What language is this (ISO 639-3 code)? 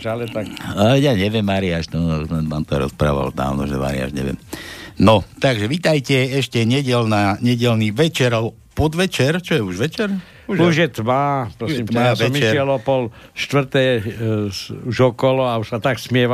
slk